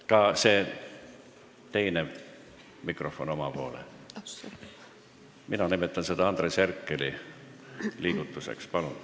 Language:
Estonian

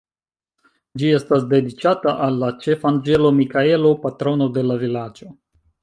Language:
Esperanto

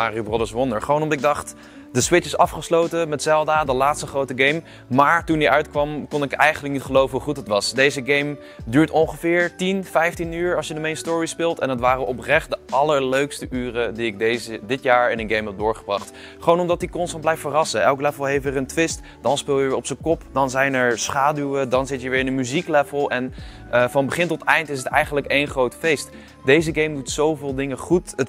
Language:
Dutch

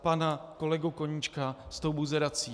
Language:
Czech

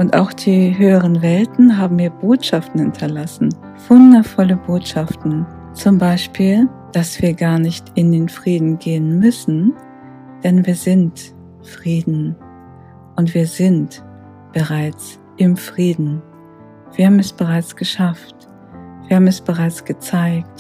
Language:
German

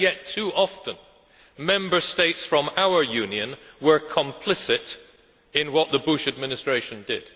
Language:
English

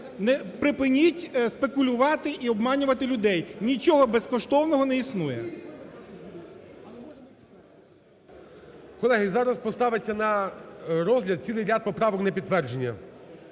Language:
Ukrainian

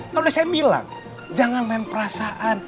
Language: Indonesian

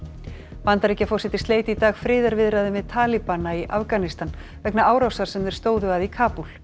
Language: Icelandic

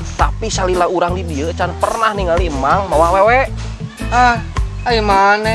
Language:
Indonesian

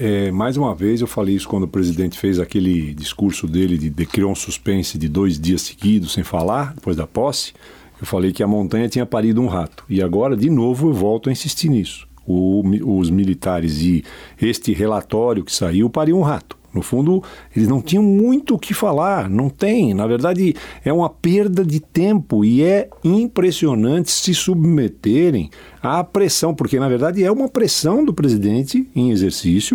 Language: Portuguese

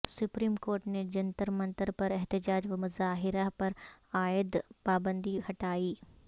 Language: Urdu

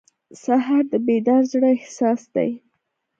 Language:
Pashto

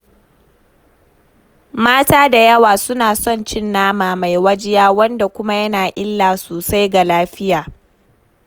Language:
Hausa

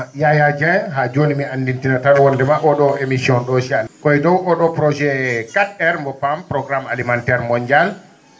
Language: Fula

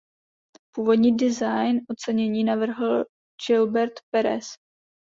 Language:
Czech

